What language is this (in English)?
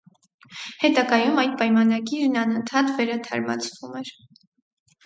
Armenian